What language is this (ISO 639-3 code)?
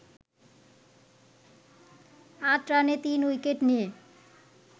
ben